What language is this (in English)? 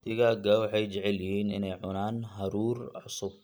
Somali